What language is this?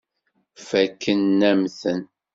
Kabyle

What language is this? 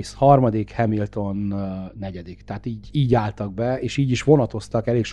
Hungarian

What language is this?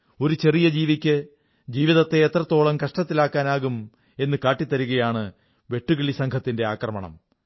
Malayalam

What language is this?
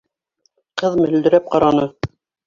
Bashkir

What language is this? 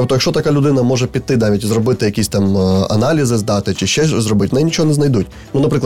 Ukrainian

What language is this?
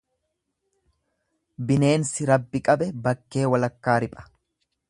Oromo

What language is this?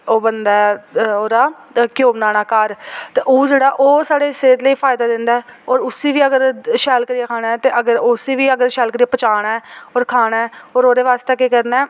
Dogri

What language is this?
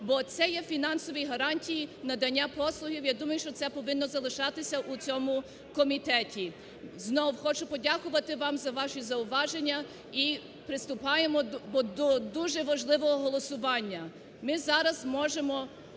Ukrainian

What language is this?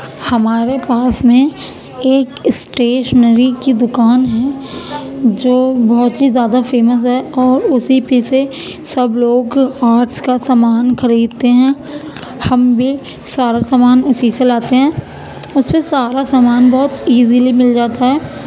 Urdu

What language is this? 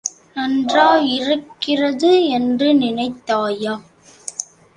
Tamil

